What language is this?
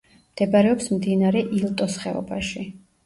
Georgian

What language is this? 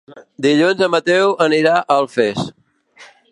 Catalan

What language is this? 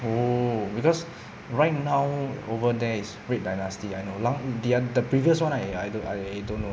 English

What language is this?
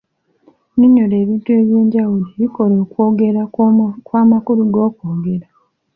Ganda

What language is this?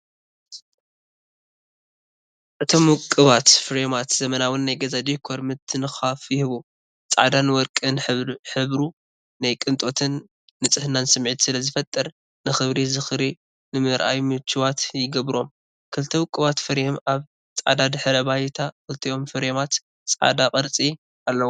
Tigrinya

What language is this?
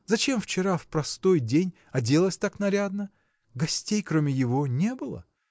Russian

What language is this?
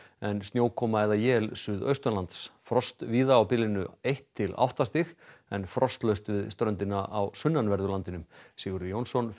Icelandic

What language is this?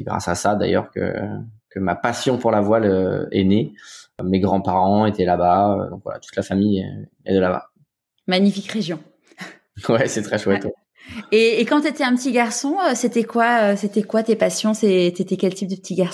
French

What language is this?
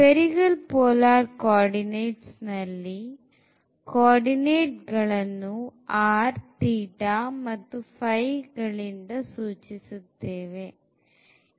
Kannada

